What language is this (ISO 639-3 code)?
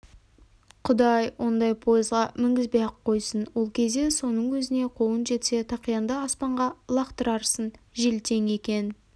kaz